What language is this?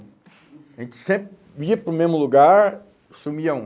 Portuguese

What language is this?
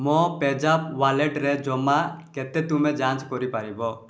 Odia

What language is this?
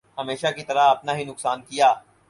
Urdu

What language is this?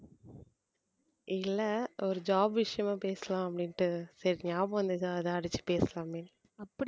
Tamil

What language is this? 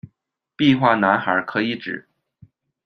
Chinese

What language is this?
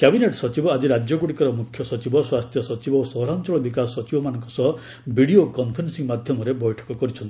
Odia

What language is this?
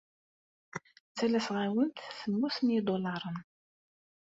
Kabyle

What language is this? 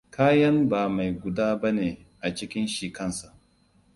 Hausa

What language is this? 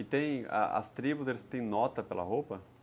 Portuguese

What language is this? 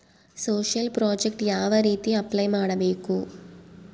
Kannada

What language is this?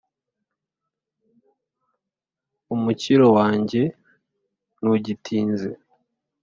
Kinyarwanda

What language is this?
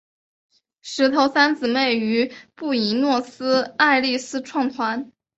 Chinese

